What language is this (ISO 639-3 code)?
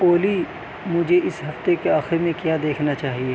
urd